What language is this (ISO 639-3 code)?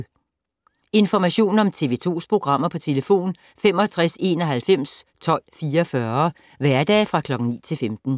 dan